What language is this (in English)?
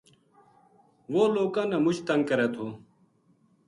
Gujari